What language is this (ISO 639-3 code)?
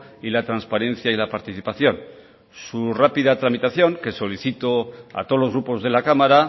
spa